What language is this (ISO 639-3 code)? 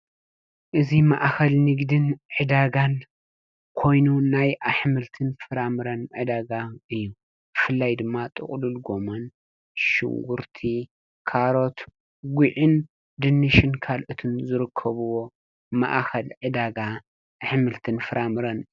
tir